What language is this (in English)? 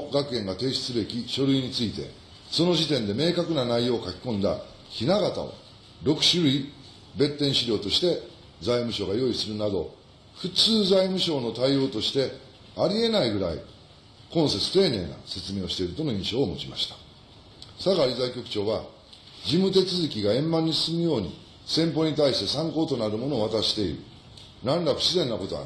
Japanese